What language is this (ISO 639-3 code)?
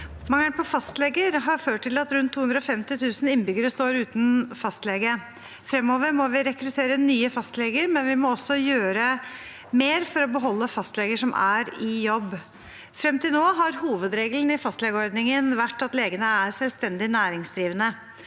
nor